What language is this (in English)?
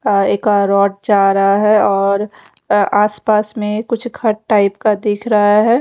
Hindi